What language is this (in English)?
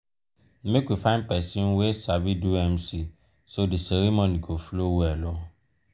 Nigerian Pidgin